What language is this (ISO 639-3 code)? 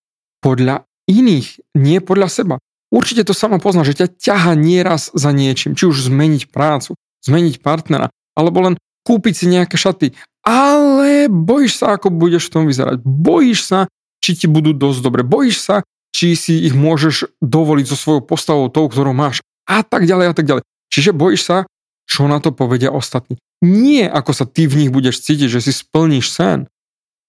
slk